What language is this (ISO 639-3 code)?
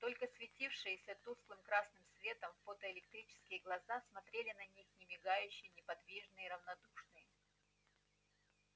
rus